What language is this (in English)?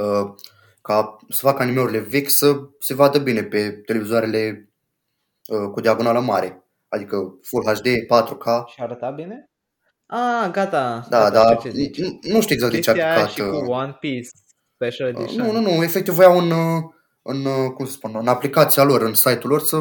Romanian